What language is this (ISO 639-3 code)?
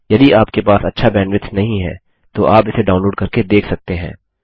hin